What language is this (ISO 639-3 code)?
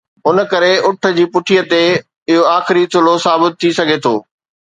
snd